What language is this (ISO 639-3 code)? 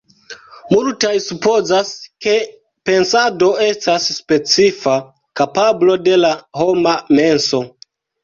epo